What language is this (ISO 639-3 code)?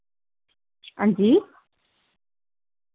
doi